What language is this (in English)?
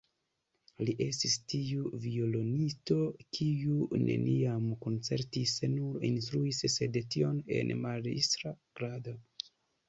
Esperanto